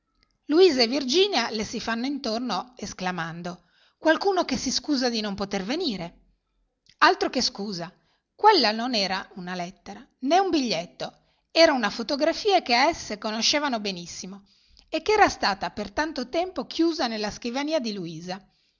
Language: Italian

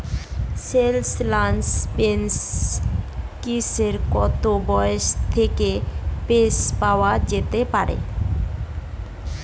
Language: Bangla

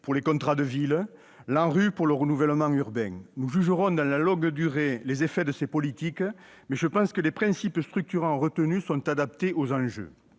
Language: French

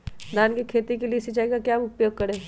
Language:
Magahi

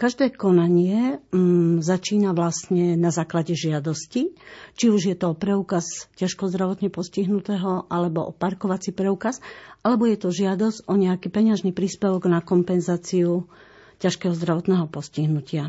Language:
Slovak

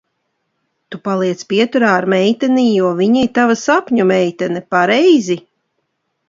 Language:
Latvian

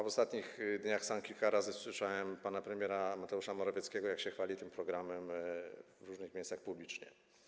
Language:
Polish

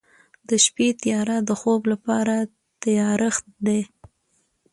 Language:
Pashto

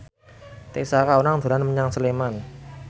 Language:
Javanese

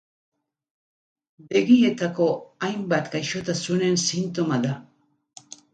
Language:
Basque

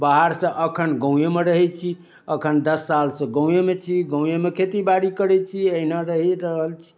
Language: Maithili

